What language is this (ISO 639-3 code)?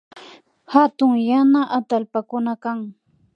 qvi